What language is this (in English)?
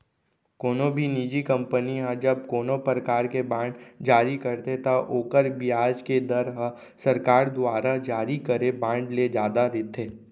Chhattisgarhi